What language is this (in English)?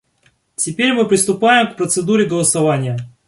Russian